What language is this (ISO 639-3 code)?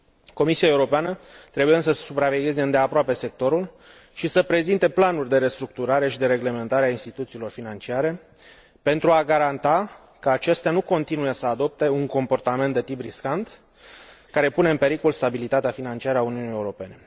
ron